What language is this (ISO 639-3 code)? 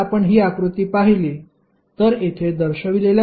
mar